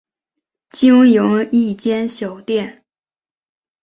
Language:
Chinese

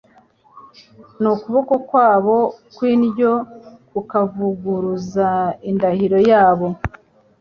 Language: Kinyarwanda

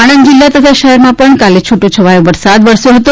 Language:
Gujarati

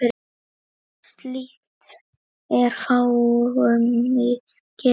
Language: Icelandic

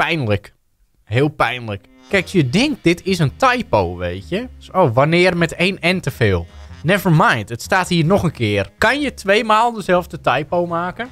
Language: Dutch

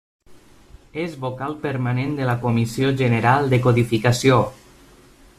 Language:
Catalan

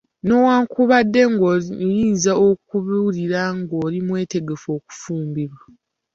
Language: Ganda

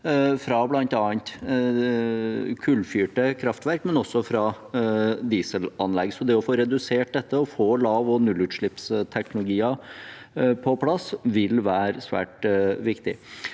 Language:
Norwegian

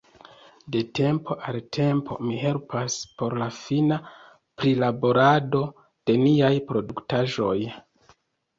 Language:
Esperanto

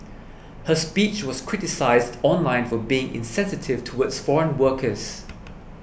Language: English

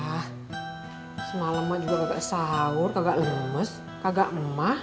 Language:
Indonesian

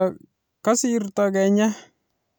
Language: Kalenjin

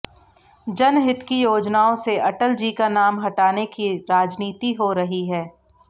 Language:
Hindi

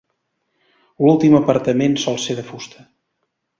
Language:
Catalan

